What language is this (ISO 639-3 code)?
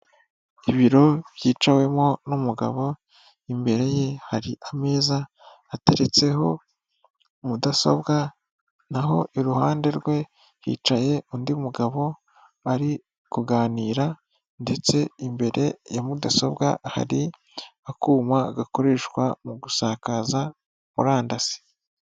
kin